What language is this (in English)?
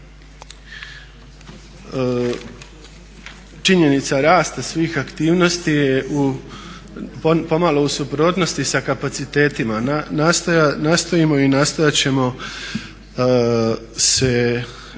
Croatian